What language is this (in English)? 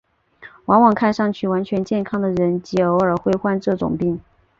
Chinese